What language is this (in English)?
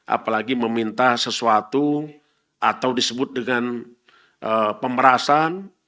Indonesian